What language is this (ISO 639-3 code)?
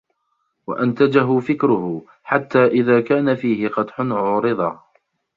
ara